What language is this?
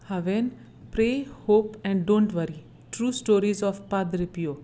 Konkani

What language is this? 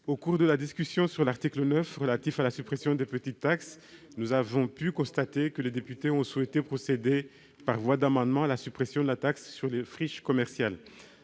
French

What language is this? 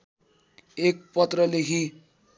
Nepali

